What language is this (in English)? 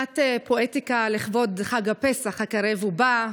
Hebrew